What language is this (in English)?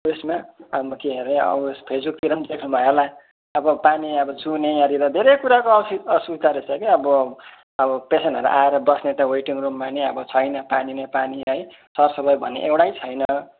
Nepali